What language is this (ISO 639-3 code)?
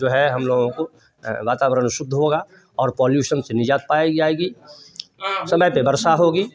hin